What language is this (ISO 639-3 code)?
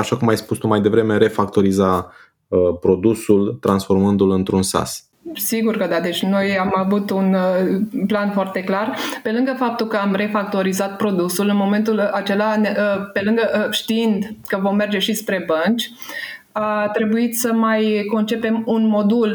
ron